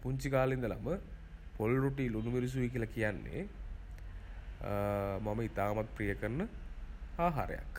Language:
Sinhala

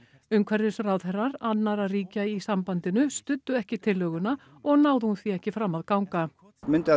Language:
Icelandic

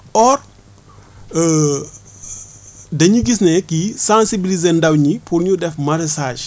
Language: Wolof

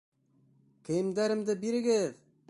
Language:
Bashkir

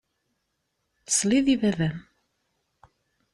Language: Kabyle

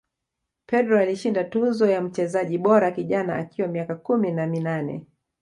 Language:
Swahili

